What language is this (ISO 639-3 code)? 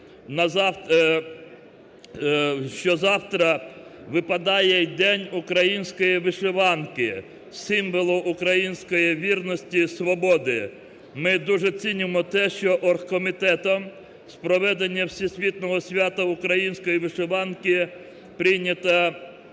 ukr